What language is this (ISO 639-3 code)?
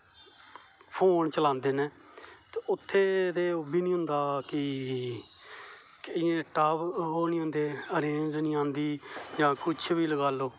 doi